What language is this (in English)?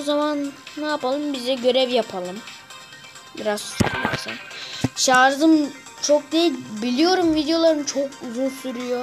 Turkish